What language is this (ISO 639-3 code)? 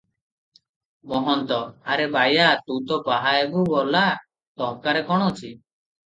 ori